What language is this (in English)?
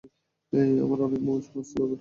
Bangla